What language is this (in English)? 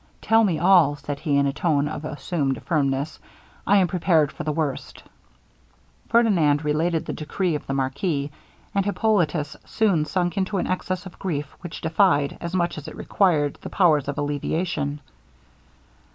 English